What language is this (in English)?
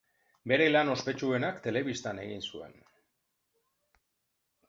Basque